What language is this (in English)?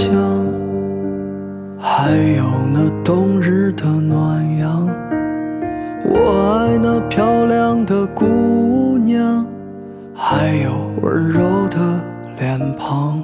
Chinese